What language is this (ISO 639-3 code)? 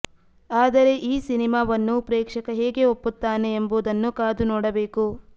kan